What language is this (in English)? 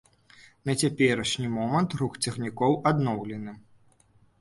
Belarusian